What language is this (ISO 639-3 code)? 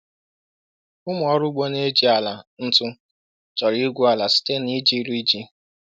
ibo